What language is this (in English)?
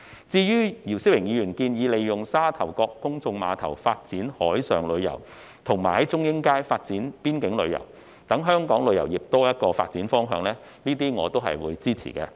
Cantonese